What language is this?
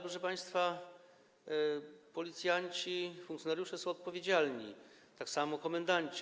Polish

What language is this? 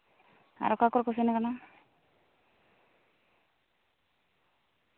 Santali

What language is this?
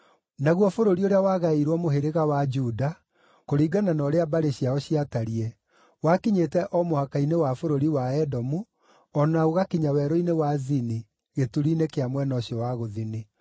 Kikuyu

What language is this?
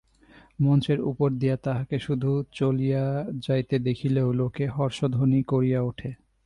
Bangla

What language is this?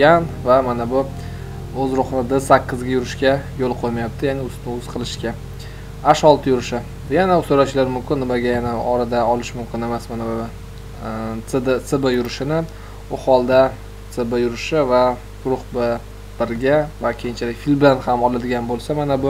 Turkish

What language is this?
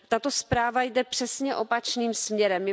Czech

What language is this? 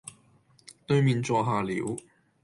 Cantonese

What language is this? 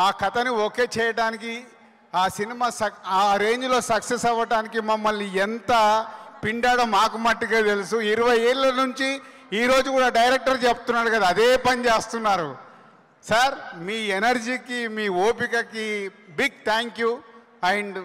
Hindi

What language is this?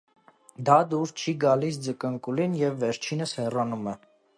Armenian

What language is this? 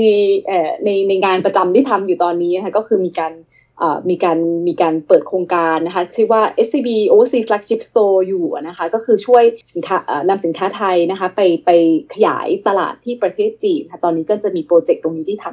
Thai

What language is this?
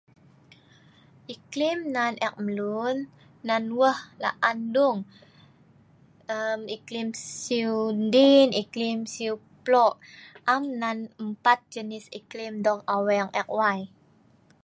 Sa'ban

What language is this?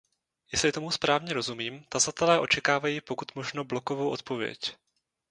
Czech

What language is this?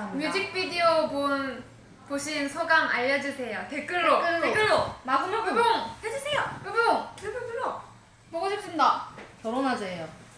Korean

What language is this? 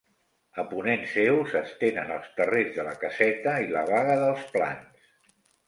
Catalan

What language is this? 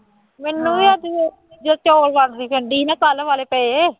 Punjabi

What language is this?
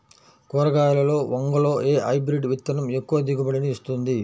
Telugu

